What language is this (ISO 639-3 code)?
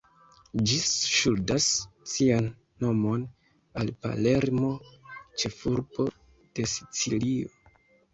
epo